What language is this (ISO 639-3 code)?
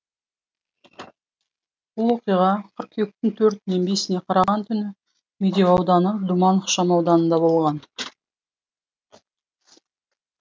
kaz